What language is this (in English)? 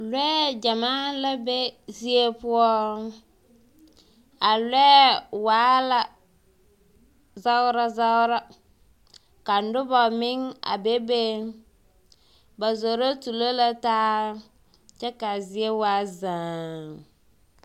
Southern Dagaare